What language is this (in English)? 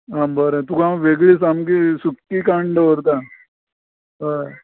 Konkani